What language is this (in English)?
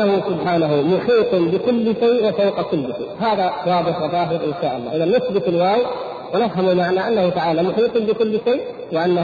Arabic